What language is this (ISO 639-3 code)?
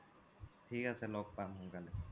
asm